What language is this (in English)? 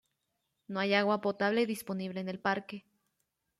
Spanish